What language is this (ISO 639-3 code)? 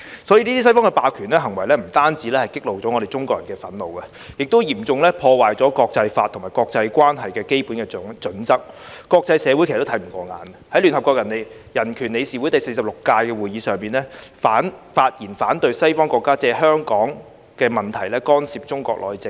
yue